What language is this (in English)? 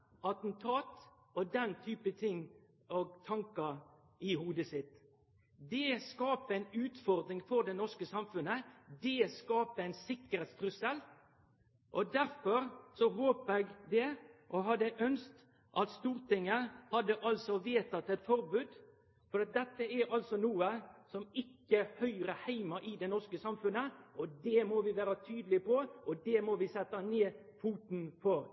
Norwegian Nynorsk